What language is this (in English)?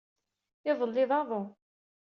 Kabyle